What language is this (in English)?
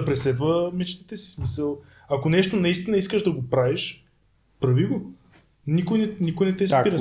Bulgarian